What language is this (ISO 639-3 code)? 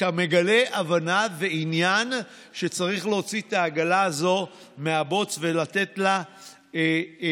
heb